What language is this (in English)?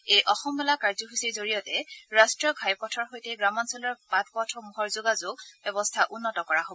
Assamese